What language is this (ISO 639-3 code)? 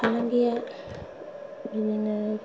brx